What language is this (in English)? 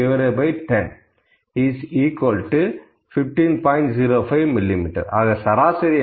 Tamil